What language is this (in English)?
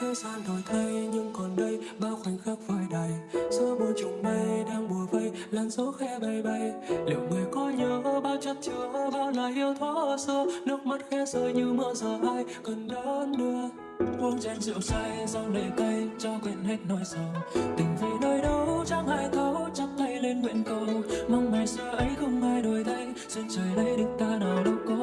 Vietnamese